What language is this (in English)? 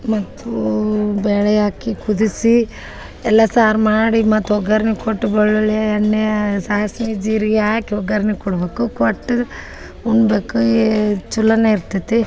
Kannada